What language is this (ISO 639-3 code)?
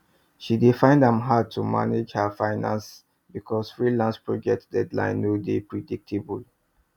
pcm